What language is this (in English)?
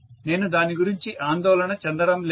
Telugu